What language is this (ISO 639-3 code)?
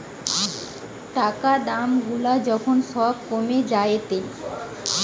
ben